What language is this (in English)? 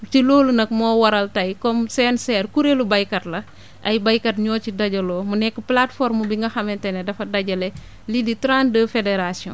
Wolof